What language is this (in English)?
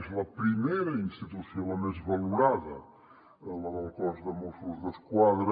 Catalan